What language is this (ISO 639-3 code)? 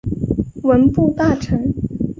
zho